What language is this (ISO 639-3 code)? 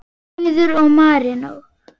isl